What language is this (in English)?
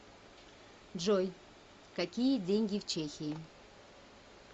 Russian